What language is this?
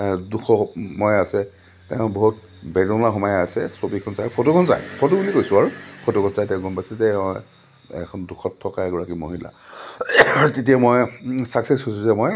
Assamese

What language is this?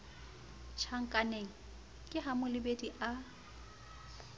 Southern Sotho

